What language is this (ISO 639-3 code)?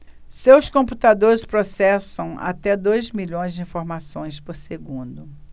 por